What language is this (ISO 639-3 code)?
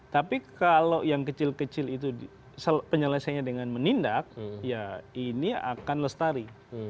ind